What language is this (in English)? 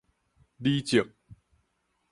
Min Nan Chinese